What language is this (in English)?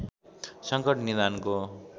Nepali